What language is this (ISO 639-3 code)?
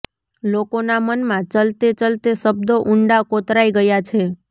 guj